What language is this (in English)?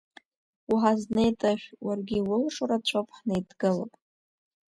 Abkhazian